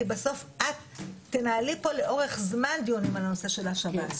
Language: Hebrew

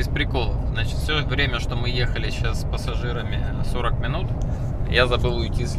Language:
Russian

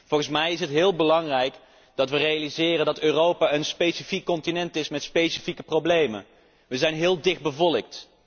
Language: Dutch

